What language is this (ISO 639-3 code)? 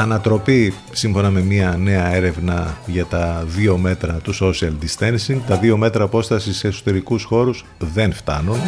ell